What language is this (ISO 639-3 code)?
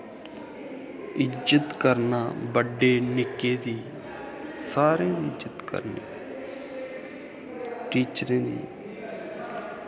doi